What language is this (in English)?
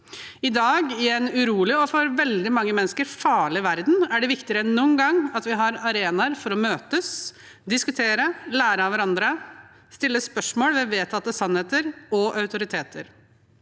Norwegian